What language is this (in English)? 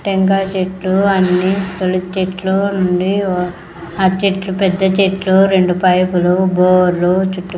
Telugu